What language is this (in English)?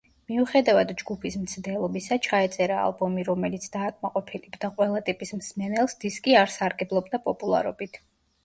Georgian